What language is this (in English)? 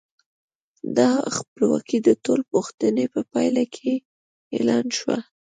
Pashto